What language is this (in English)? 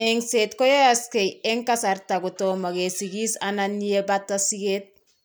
Kalenjin